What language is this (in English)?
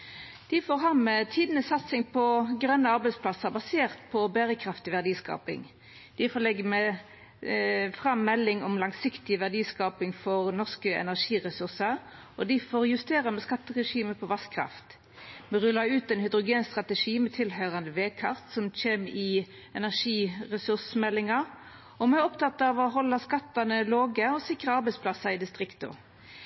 Norwegian Nynorsk